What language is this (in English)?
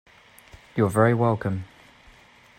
English